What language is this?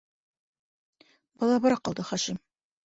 Bashkir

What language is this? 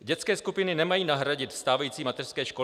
Czech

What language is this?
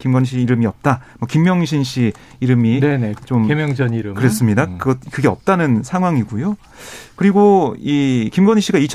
Korean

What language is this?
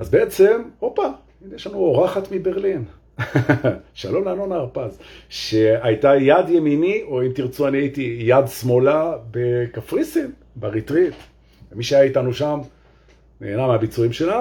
Hebrew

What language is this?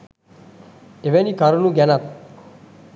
Sinhala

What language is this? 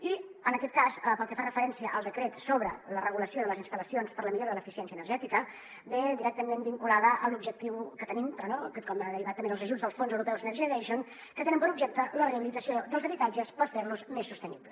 Catalan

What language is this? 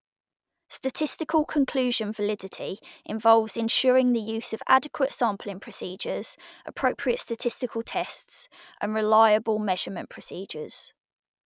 English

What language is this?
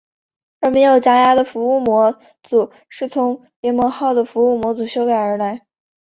Chinese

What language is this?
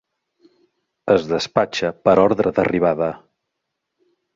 Catalan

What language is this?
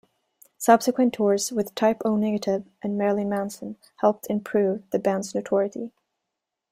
English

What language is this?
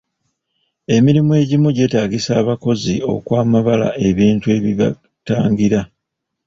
Ganda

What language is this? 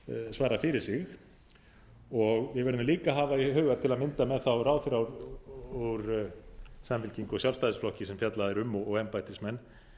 Icelandic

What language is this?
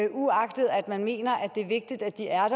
Danish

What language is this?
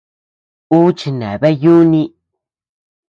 Tepeuxila Cuicatec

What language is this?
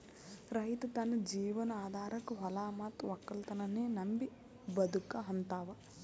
Kannada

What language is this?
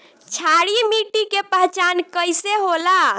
Bhojpuri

